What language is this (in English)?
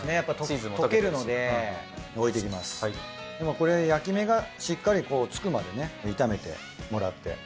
Japanese